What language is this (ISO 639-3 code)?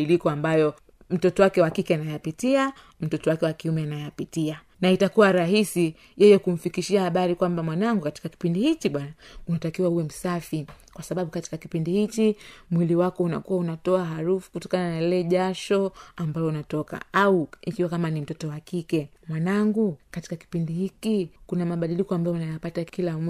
swa